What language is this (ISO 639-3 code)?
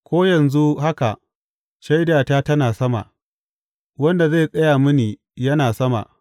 hau